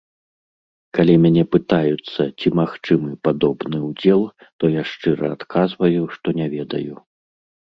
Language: Belarusian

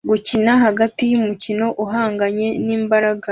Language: Kinyarwanda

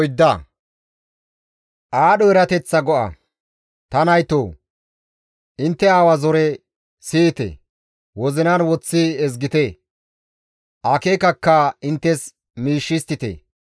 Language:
Gamo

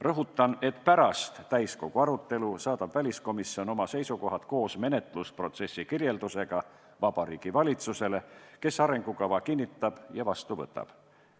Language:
Estonian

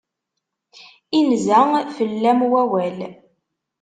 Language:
Kabyle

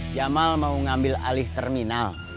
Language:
Indonesian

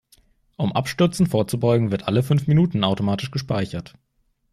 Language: German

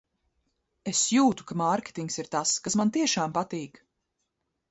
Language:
Latvian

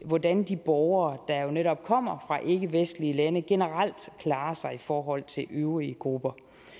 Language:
Danish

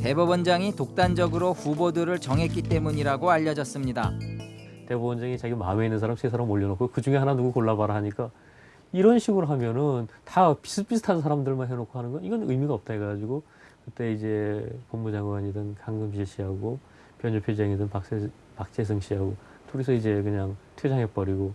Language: Korean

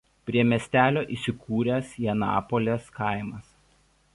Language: Lithuanian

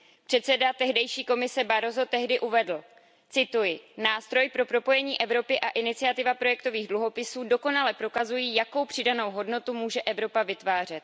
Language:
Czech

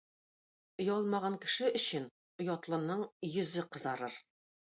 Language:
Tatar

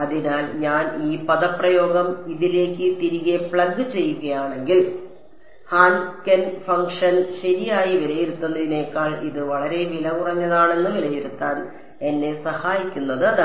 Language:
Malayalam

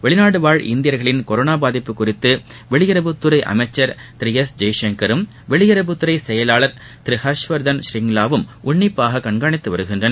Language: Tamil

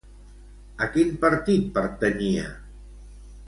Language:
Catalan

